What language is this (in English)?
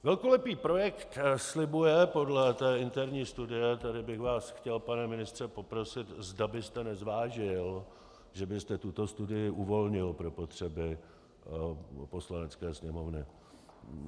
Czech